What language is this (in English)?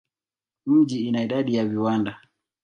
Swahili